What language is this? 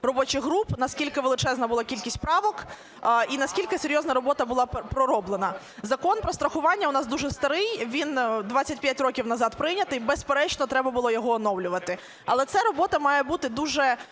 Ukrainian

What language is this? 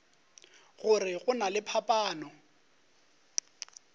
Northern Sotho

